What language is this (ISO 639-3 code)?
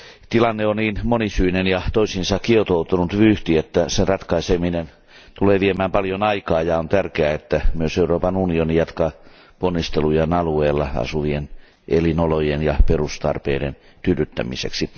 fin